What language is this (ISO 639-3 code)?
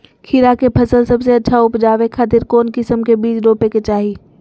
mag